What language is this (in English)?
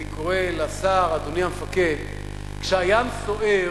Hebrew